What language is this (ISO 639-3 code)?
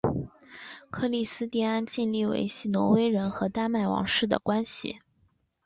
zho